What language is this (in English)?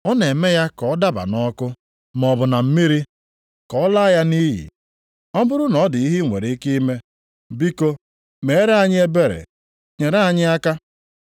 Igbo